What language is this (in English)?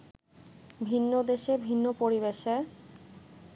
Bangla